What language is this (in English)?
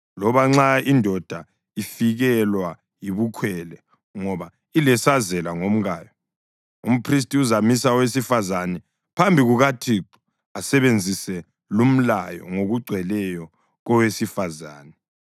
North Ndebele